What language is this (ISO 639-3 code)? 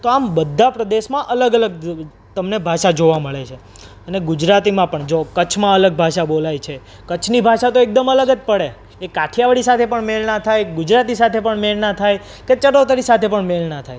guj